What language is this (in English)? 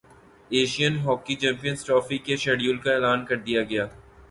Urdu